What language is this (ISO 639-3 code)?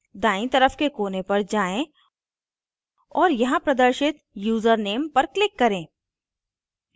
hin